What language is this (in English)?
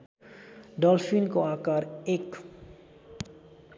Nepali